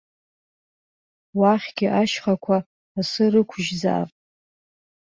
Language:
Abkhazian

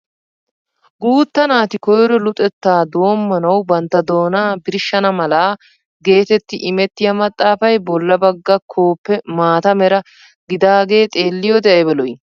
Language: Wolaytta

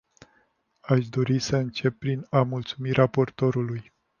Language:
Romanian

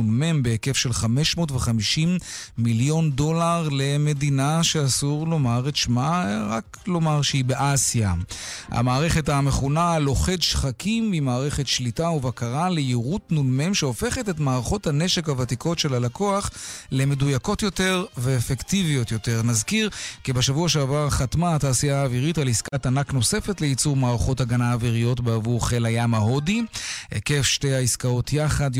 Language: Hebrew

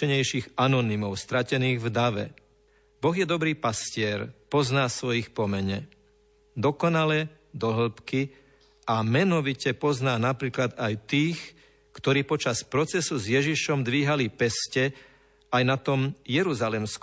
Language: Slovak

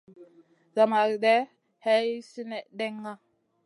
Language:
Masana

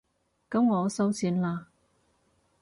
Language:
Cantonese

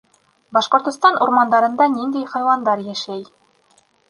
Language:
Bashkir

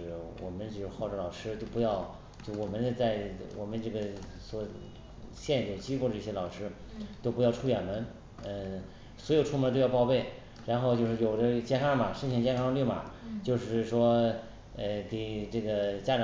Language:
Chinese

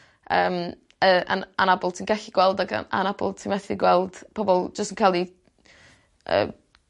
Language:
Welsh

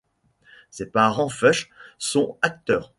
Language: French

